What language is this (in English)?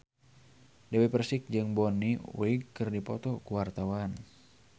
Sundanese